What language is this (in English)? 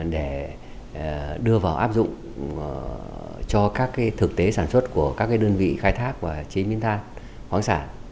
Vietnamese